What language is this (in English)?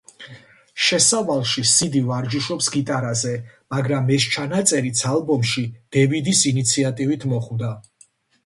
Georgian